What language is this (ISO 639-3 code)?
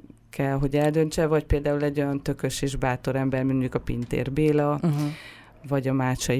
hun